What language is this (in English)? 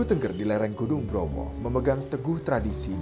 Indonesian